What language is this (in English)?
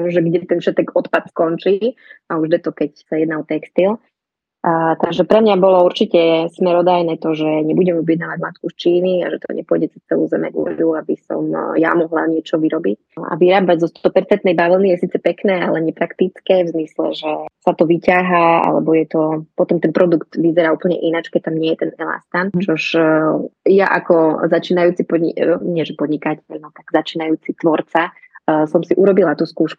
Slovak